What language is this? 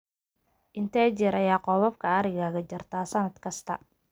Somali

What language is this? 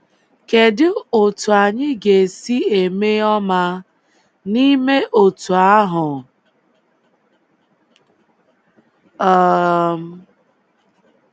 Igbo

